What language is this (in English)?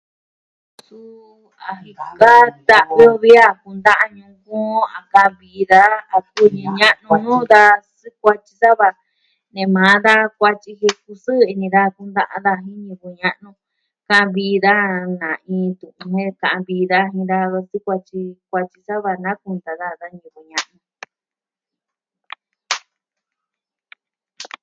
Southwestern Tlaxiaco Mixtec